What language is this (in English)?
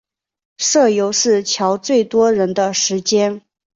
Chinese